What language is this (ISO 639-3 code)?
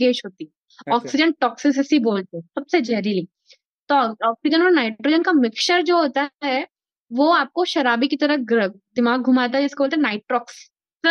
hin